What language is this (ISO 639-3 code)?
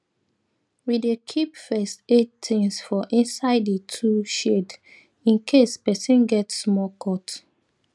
pcm